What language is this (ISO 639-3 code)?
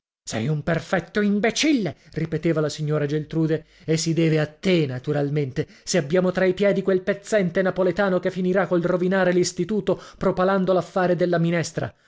ita